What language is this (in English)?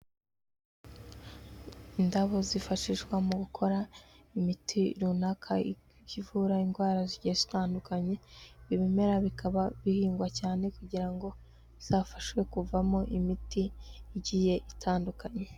Kinyarwanda